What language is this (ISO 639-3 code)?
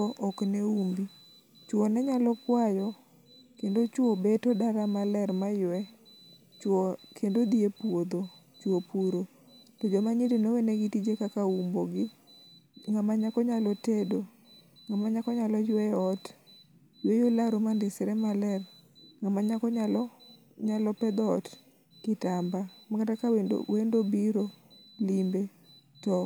luo